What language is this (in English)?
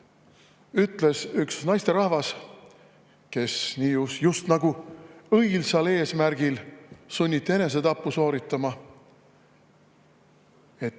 Estonian